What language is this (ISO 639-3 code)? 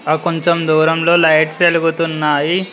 tel